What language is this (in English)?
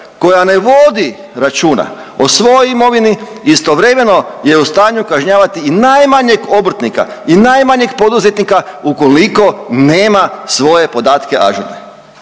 Croatian